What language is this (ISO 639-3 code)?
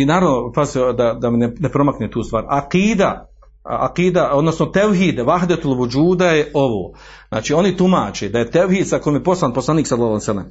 hrv